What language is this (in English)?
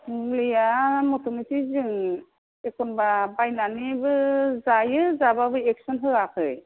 Bodo